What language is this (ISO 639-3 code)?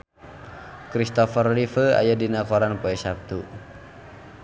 sun